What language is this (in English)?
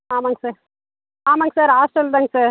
Tamil